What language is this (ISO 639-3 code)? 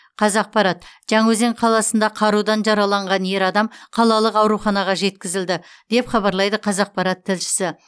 kaz